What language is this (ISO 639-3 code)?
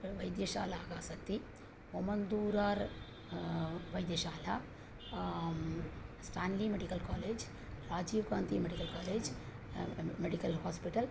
san